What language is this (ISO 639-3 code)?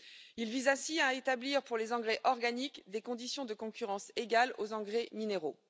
fra